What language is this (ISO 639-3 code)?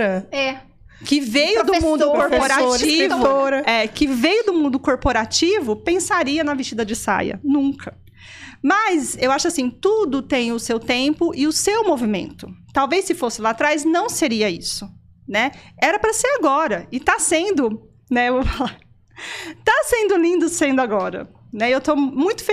por